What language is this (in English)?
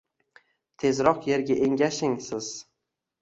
Uzbek